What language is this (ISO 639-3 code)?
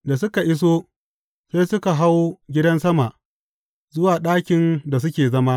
hau